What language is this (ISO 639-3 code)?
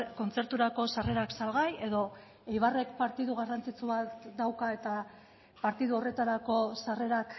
eus